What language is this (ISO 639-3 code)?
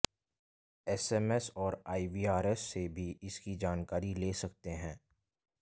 hin